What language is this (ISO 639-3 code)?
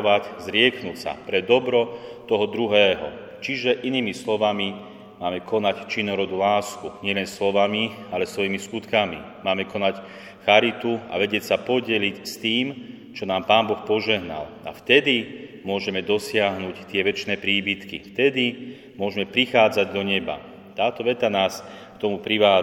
slk